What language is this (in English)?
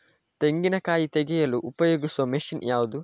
Kannada